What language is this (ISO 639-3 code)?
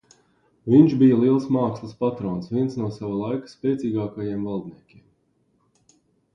lav